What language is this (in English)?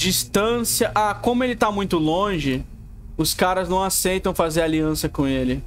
Portuguese